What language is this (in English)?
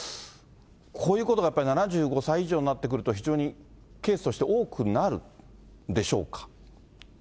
Japanese